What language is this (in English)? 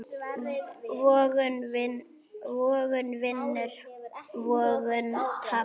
Icelandic